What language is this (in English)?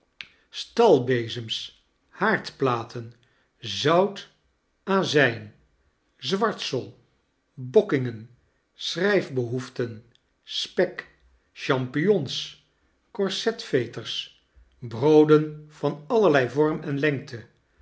Dutch